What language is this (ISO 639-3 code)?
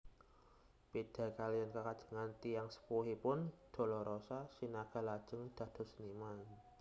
jav